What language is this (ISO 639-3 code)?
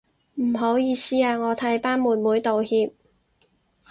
yue